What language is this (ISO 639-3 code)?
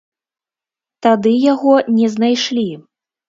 bel